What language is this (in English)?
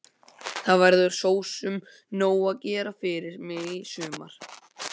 Icelandic